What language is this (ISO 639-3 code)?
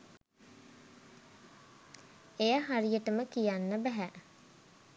sin